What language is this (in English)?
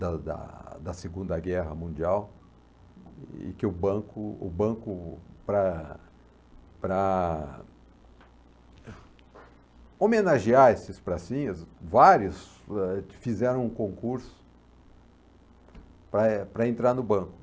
Portuguese